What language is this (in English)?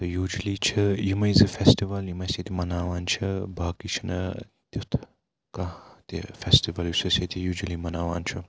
Kashmiri